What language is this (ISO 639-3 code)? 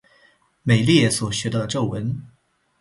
zho